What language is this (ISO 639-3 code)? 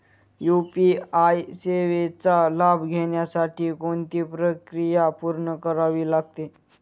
mar